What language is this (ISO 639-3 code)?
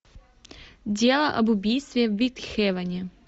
rus